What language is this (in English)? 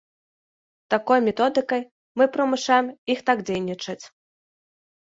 Belarusian